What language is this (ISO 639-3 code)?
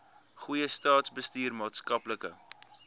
afr